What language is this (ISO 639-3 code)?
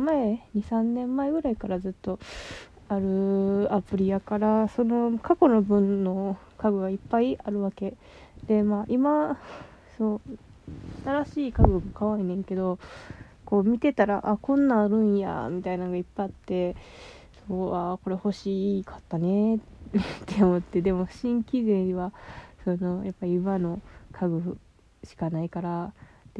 jpn